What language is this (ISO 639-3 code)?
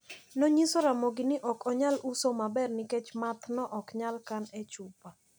luo